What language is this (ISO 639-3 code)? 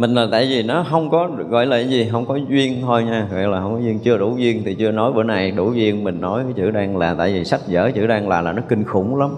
vie